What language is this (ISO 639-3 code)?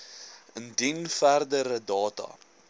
afr